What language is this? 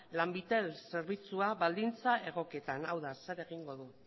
Basque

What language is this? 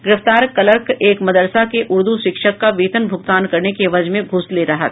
Hindi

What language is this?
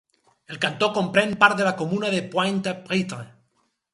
Catalan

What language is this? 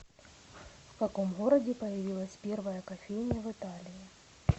Russian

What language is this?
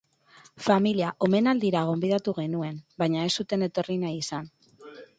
Basque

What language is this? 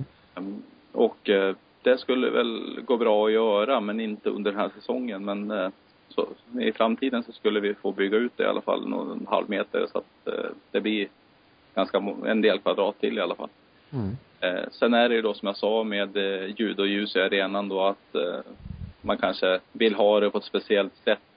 Swedish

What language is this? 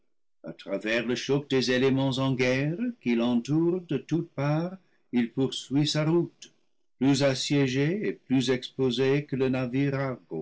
French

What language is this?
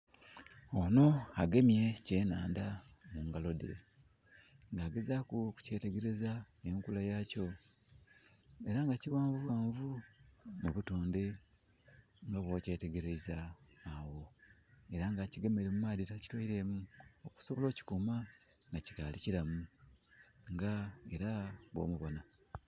Soga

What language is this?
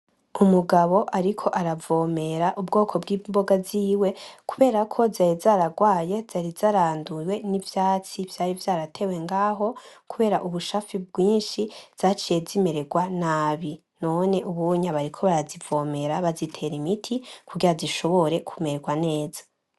Rundi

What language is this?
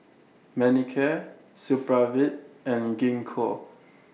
English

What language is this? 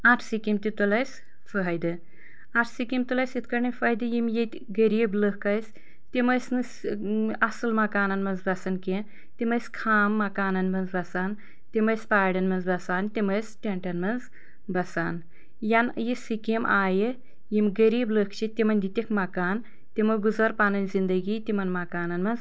Kashmiri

